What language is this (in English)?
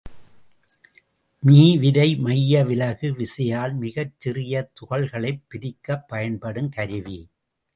Tamil